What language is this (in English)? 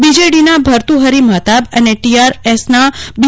Gujarati